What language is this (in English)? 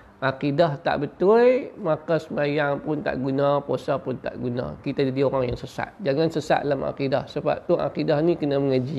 Malay